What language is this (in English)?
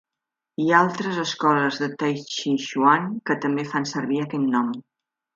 Catalan